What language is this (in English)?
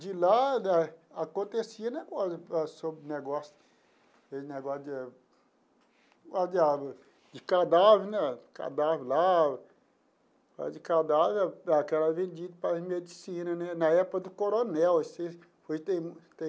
Portuguese